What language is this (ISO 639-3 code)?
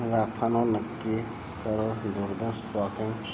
guj